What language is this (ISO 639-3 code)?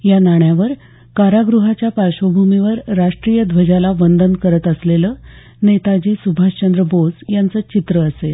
mar